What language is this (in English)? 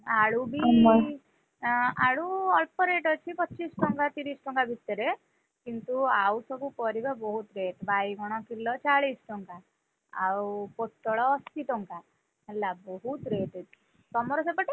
Odia